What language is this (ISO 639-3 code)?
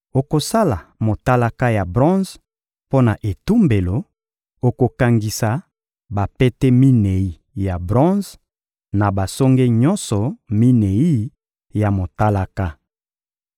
lin